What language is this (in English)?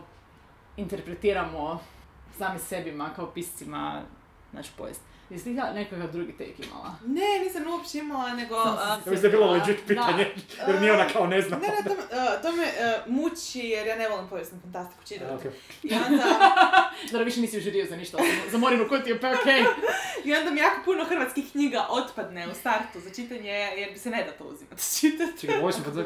Croatian